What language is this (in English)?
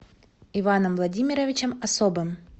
Russian